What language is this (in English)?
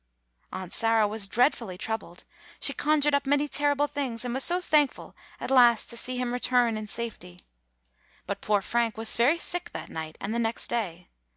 English